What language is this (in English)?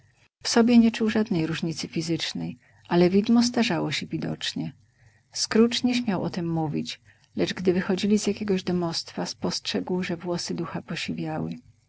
Polish